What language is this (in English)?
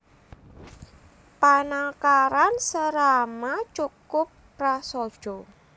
Javanese